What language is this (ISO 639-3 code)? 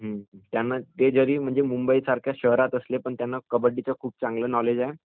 mar